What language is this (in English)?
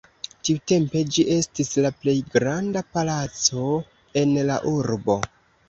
Esperanto